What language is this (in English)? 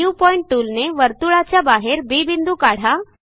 Marathi